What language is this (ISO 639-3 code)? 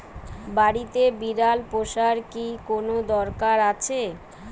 ben